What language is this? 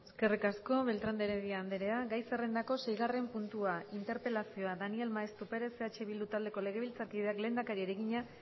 Basque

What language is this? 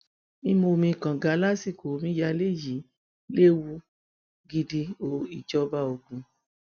Yoruba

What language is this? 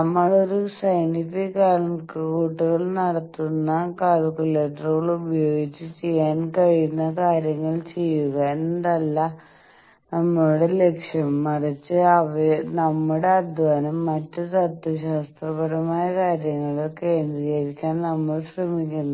Malayalam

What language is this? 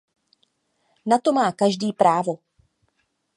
Czech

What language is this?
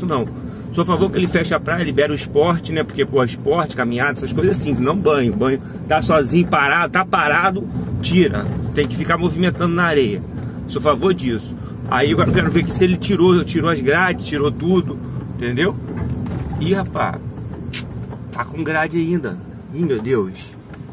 Portuguese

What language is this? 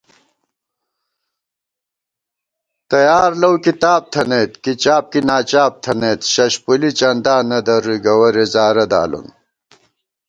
Gawar-Bati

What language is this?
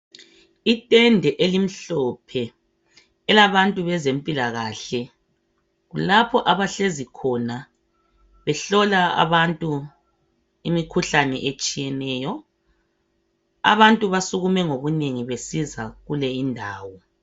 North Ndebele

